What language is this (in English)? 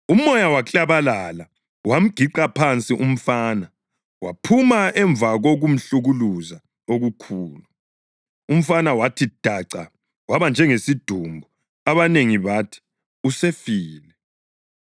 North Ndebele